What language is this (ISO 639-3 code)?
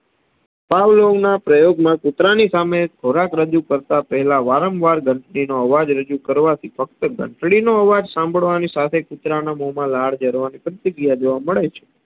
guj